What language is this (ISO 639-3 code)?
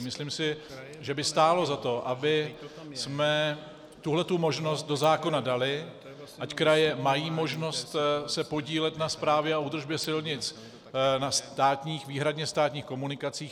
ces